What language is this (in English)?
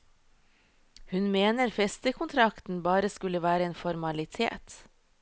Norwegian